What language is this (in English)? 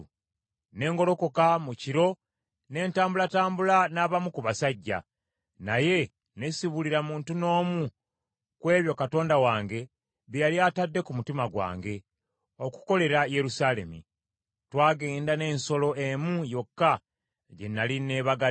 Ganda